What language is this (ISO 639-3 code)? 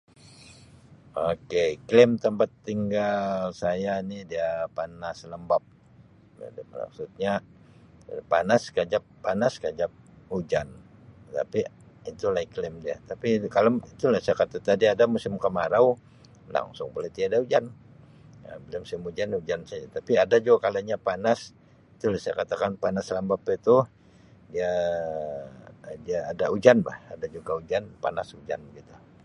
msi